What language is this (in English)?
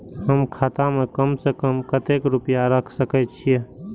Maithili